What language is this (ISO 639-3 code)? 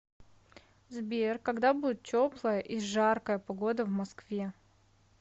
rus